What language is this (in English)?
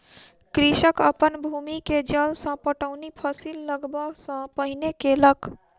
Maithili